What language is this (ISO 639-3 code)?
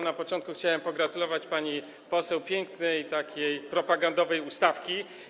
pol